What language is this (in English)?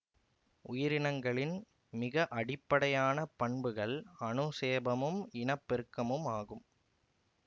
Tamil